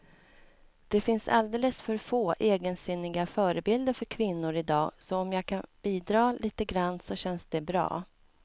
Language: Swedish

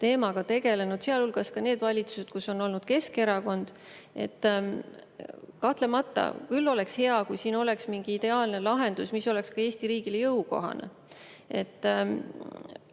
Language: Estonian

